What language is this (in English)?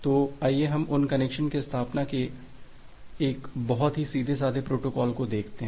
Hindi